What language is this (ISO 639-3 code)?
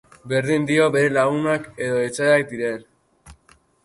eus